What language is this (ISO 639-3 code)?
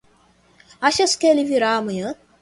por